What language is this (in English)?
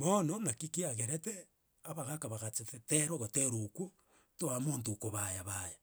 Gusii